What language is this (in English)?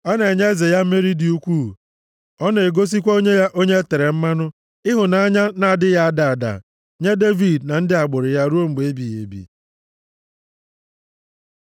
Igbo